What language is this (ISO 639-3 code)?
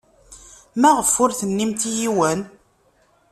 kab